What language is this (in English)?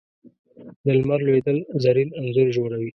Pashto